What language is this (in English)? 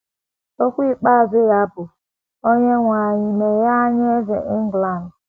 Igbo